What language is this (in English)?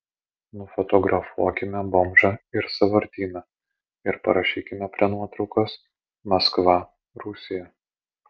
Lithuanian